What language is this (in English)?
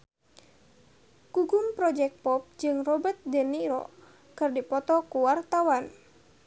Sundanese